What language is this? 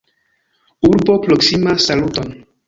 Esperanto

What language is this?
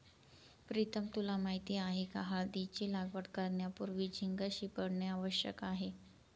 Marathi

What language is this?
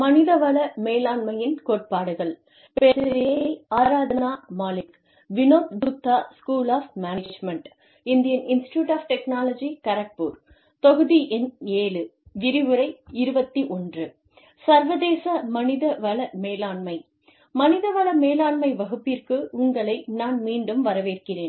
Tamil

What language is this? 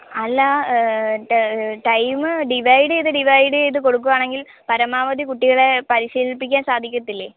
Malayalam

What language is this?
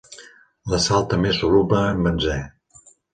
Catalan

